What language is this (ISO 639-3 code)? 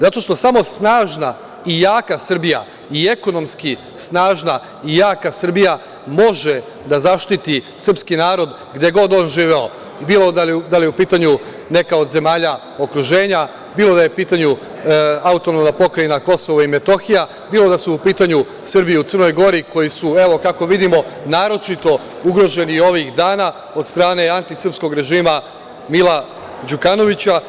srp